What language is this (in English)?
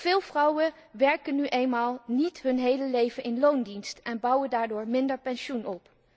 Dutch